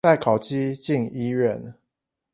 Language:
Chinese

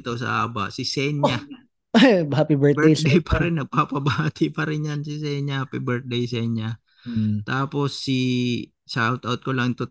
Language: Filipino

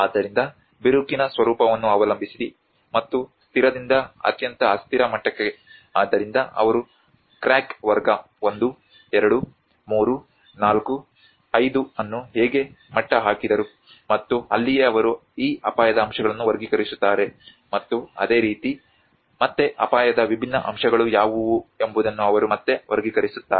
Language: Kannada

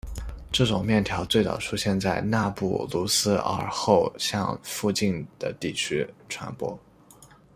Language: Chinese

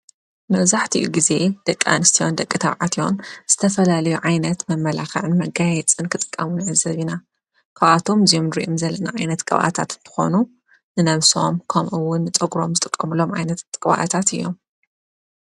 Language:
Tigrinya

